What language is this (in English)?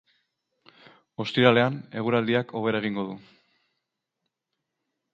Basque